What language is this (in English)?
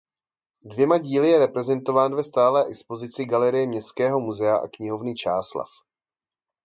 Czech